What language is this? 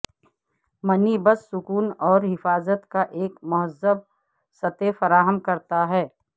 Urdu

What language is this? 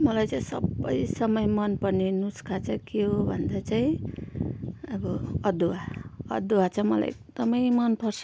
Nepali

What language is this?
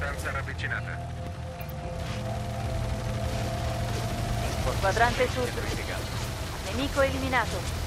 Italian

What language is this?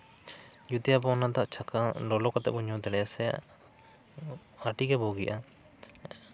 Santali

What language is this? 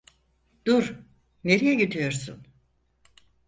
Turkish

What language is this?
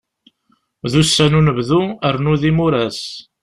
Kabyle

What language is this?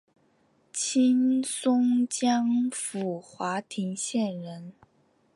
Chinese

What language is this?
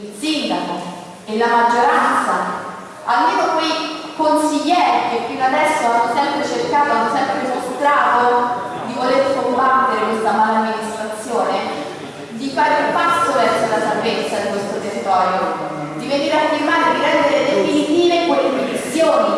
Italian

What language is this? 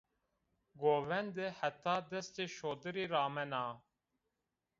Zaza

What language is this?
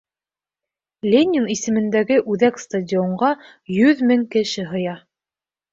Bashkir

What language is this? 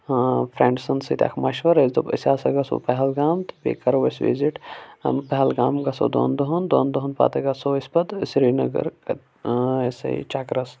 Kashmiri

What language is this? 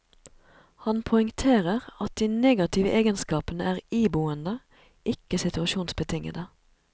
Norwegian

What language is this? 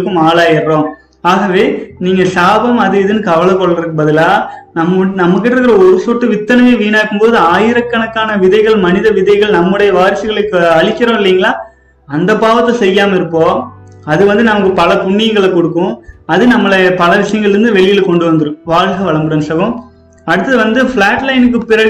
Tamil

